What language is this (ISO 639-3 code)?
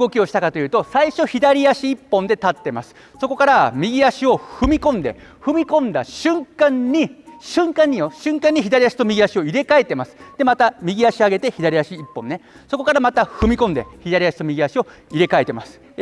jpn